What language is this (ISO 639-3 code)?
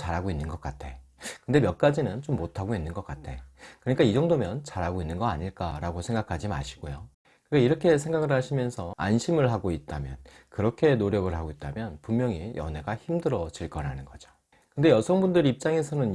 kor